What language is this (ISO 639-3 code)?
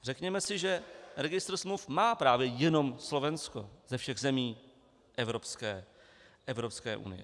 ces